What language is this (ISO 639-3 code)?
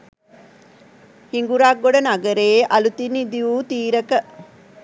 sin